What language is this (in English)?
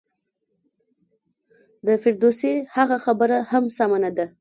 Pashto